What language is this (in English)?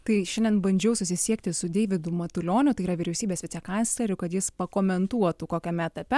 Lithuanian